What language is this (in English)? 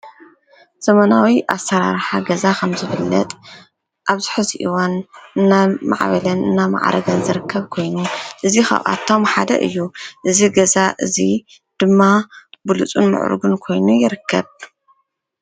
Tigrinya